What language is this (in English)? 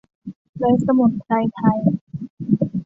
Thai